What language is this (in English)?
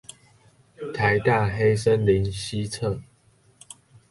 Chinese